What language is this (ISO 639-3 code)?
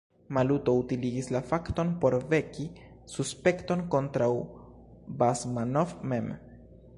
epo